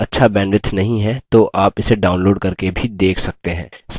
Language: Hindi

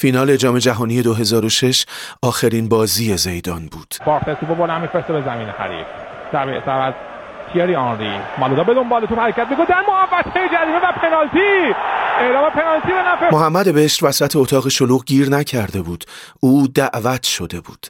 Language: Persian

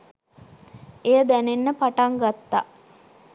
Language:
Sinhala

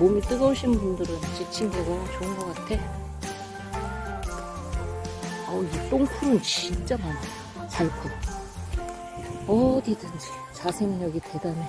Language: Korean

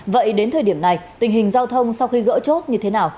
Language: Vietnamese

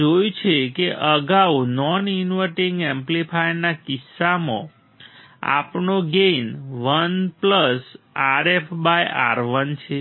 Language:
Gujarati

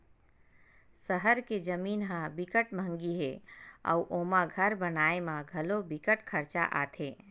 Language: Chhattisgarhi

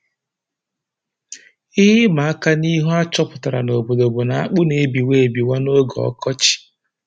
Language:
Igbo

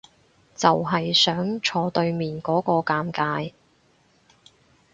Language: Cantonese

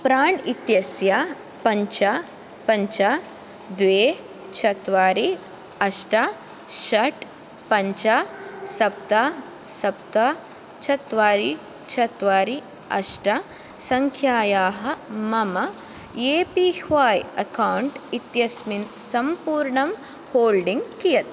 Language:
Sanskrit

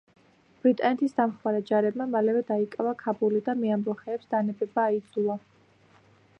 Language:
Georgian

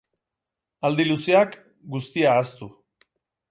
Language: Basque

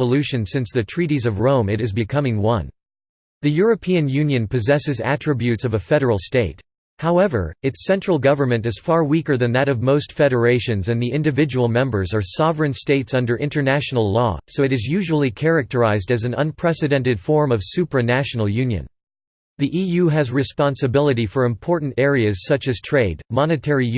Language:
English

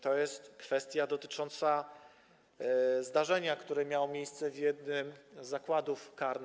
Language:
Polish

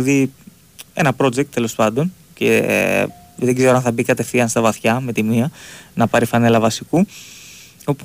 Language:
Greek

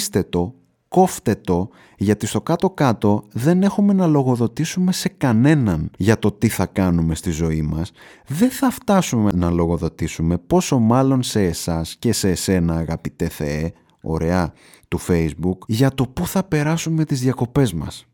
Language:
Greek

